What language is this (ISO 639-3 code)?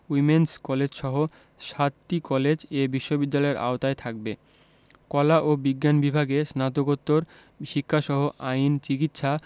ben